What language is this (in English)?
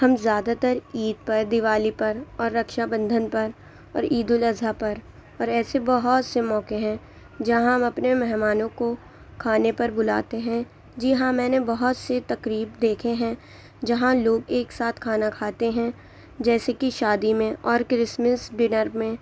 Urdu